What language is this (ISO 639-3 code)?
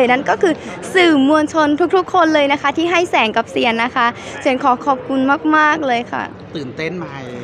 tha